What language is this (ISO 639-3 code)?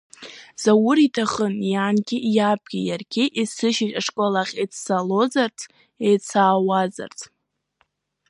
abk